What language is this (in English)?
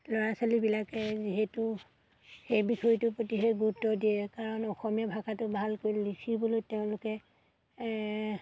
Assamese